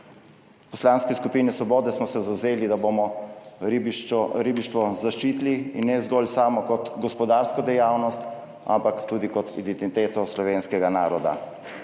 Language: Slovenian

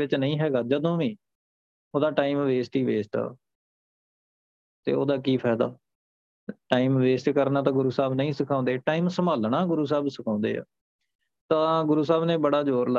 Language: Punjabi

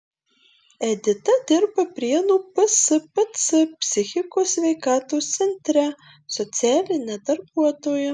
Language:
Lithuanian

